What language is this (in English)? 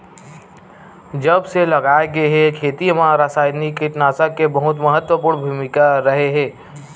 Chhattisgarhi